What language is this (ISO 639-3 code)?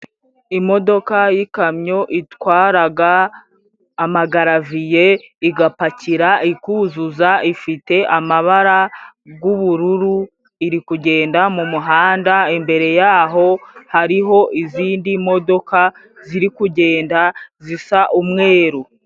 kin